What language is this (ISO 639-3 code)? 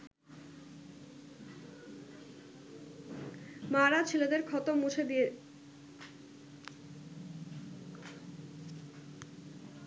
ben